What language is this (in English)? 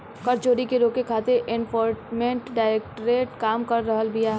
Bhojpuri